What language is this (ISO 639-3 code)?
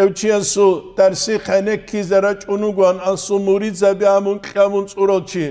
ara